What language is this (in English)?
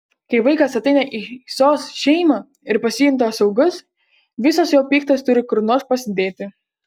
Lithuanian